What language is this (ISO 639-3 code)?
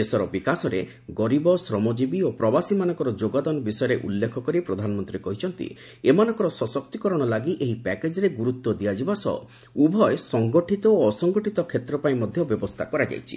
ori